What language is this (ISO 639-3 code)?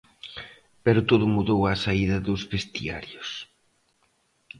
glg